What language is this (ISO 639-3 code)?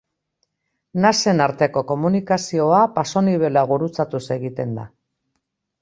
eus